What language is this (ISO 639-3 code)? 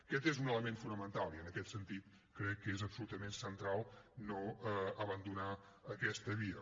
cat